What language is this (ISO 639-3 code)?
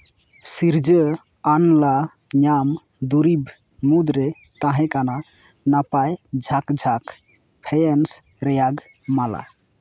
sat